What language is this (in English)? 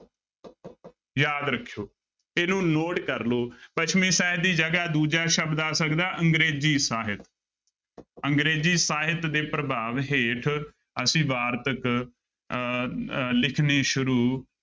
Punjabi